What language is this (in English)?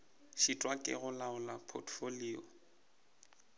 Northern Sotho